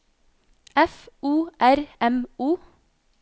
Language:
Norwegian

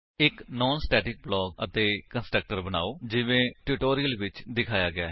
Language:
Punjabi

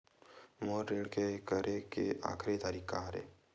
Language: Chhattisgarhi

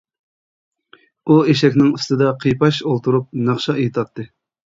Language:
Uyghur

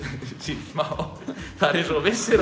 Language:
Icelandic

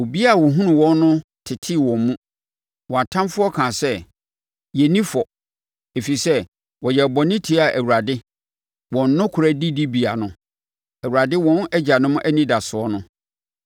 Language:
Akan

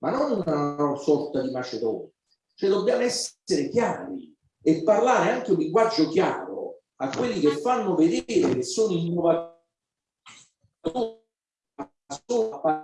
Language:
Italian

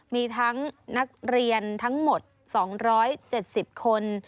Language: Thai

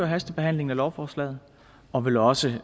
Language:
Danish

